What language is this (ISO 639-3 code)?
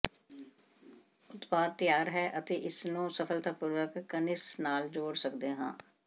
pan